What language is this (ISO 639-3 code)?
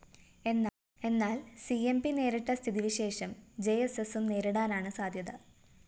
mal